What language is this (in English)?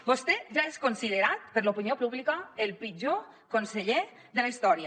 Catalan